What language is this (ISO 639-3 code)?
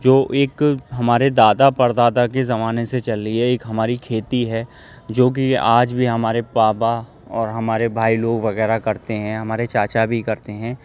urd